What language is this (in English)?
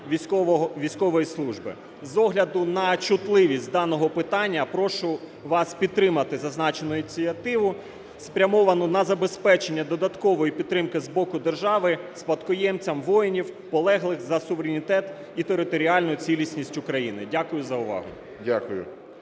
Ukrainian